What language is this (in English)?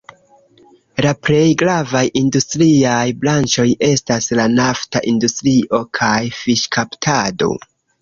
Esperanto